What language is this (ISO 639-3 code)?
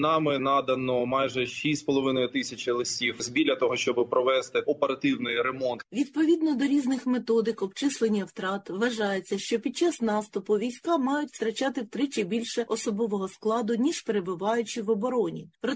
ukr